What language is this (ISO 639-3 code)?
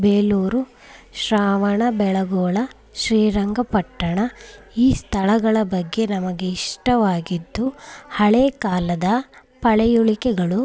kan